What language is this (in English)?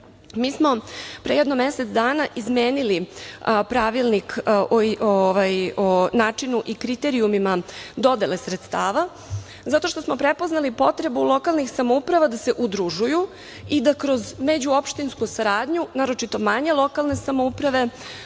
Serbian